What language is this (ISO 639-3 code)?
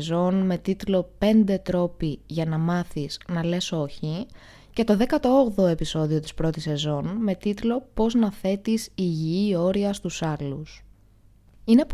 ell